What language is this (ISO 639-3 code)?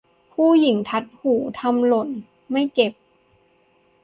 tha